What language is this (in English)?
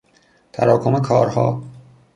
Persian